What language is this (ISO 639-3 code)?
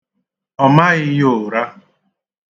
ibo